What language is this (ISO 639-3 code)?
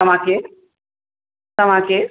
snd